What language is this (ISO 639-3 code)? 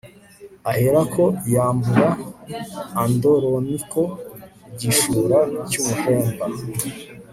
kin